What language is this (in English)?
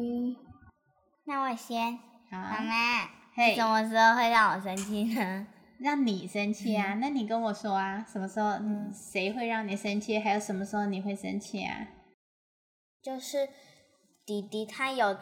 Chinese